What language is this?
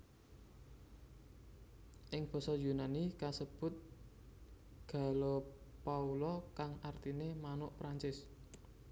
Javanese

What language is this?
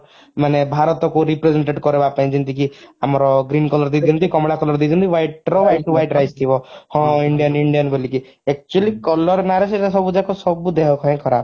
Odia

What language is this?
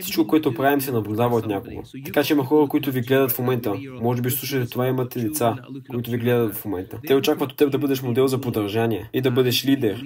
Bulgarian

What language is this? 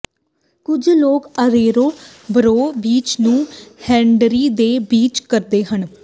Punjabi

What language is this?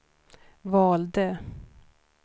Swedish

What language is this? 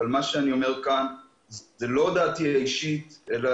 Hebrew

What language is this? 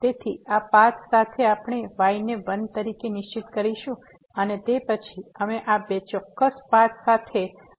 Gujarati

